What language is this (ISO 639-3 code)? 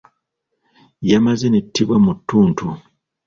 lug